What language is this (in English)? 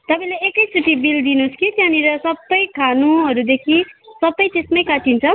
Nepali